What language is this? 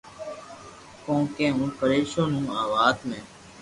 Loarki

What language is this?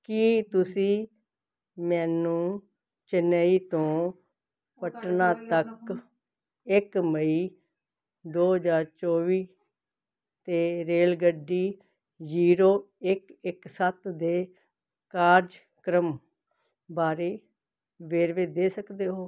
Punjabi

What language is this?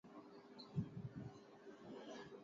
Saraiki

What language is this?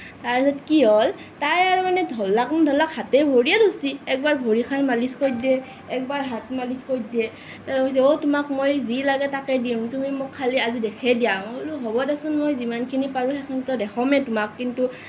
Assamese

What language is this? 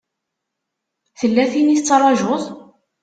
Kabyle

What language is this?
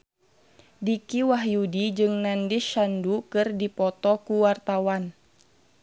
Sundanese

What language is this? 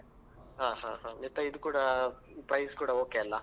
Kannada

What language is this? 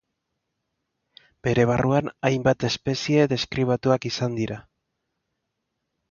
Basque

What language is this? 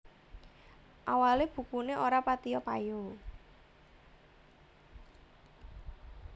Javanese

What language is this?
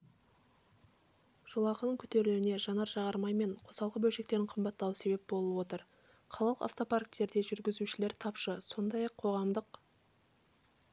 Kazakh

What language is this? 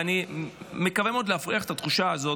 Hebrew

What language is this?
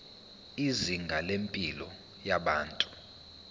Zulu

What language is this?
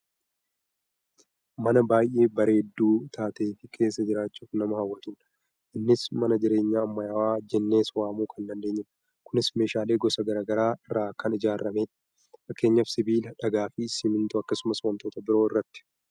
Oromo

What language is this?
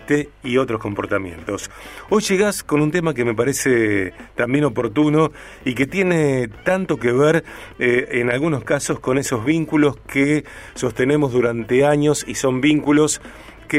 Spanish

